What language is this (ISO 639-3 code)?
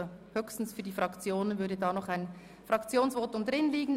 gsw